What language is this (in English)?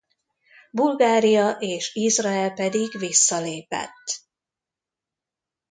Hungarian